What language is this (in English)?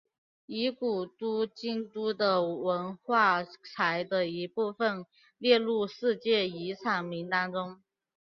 Chinese